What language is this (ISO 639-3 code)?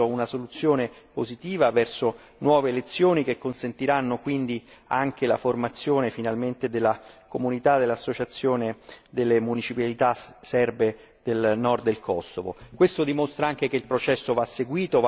ita